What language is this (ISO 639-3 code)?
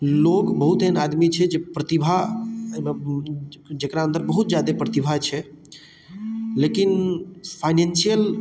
mai